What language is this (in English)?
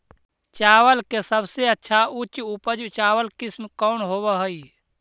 Magahi